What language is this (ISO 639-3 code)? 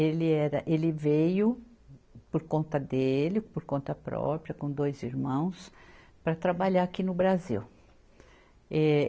por